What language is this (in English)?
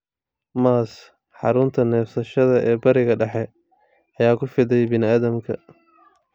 Somali